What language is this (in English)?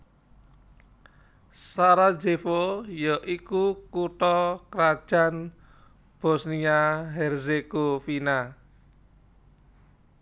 Javanese